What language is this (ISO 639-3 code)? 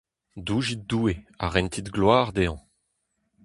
bre